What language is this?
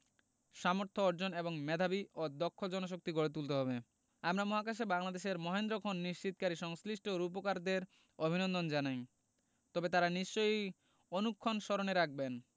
Bangla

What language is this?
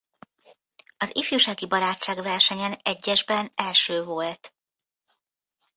Hungarian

